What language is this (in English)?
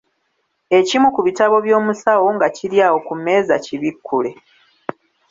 Ganda